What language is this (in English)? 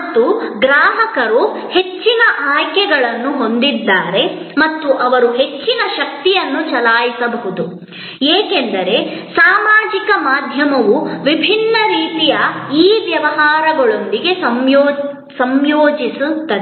Kannada